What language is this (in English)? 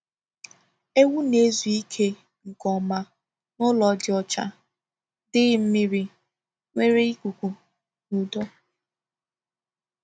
Igbo